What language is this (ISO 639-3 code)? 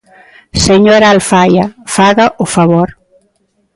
glg